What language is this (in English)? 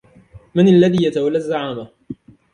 Arabic